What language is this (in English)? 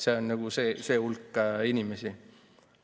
Estonian